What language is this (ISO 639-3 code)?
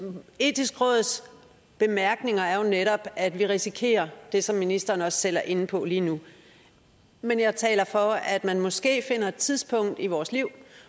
dan